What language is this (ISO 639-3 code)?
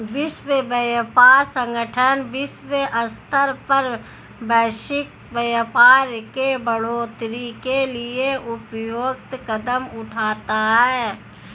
hin